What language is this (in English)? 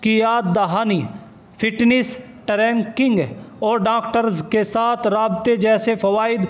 Urdu